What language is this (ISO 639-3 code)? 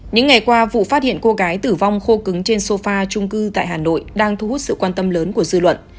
vie